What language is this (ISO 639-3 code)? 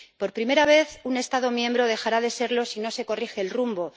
spa